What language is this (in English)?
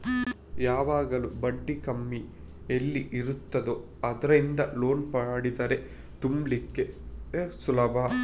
Kannada